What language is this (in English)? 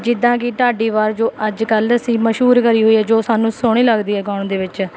Punjabi